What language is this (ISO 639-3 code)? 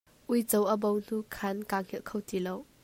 cnh